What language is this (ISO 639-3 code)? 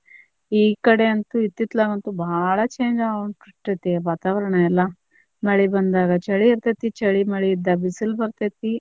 kan